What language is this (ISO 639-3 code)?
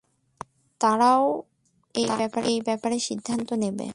ben